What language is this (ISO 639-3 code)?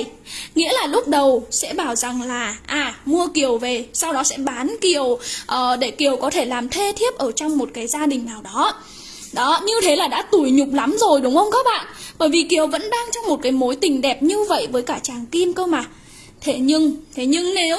vie